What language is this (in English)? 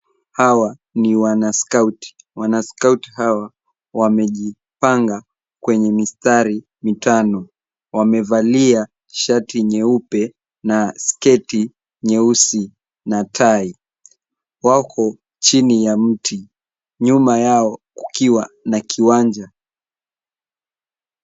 Swahili